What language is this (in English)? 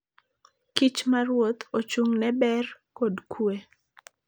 Luo (Kenya and Tanzania)